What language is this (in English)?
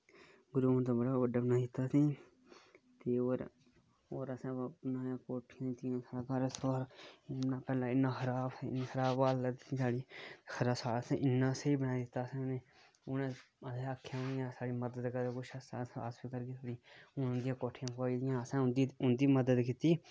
Dogri